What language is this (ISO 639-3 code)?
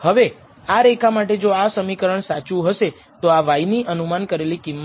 guj